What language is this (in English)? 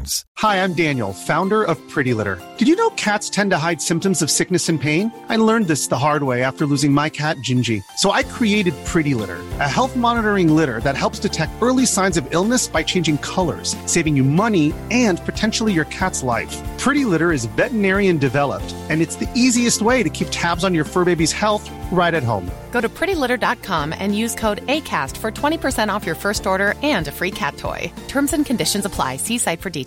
Hebrew